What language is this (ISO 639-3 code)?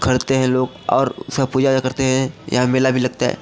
hin